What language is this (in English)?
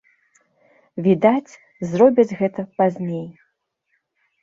Belarusian